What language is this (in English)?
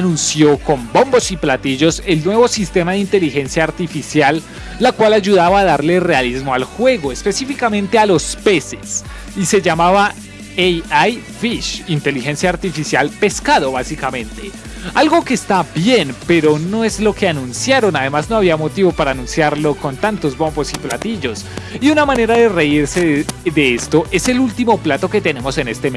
Spanish